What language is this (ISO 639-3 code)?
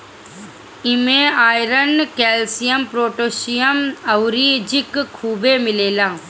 bho